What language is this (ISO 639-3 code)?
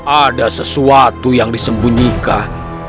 ind